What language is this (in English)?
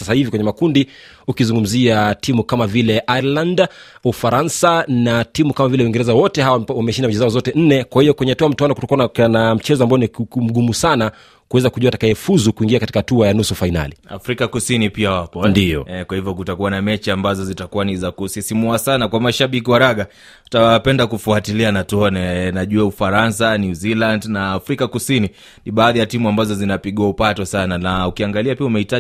Swahili